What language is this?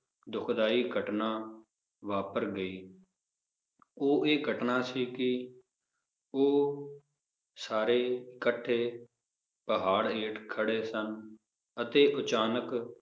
Punjabi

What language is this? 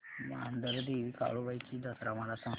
Marathi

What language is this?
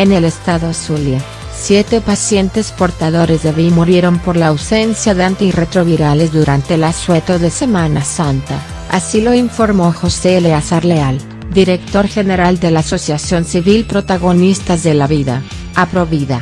Spanish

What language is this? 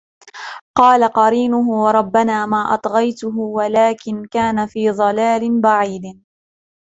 Arabic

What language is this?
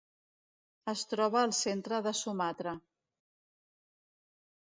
Catalan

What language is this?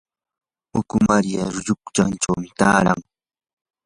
Yanahuanca Pasco Quechua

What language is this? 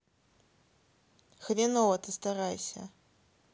Russian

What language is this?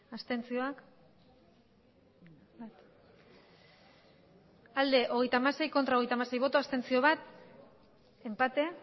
Basque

